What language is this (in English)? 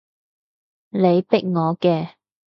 Cantonese